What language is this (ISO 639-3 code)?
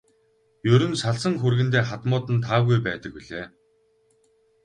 mon